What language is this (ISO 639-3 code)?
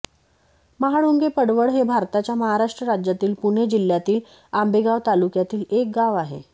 mar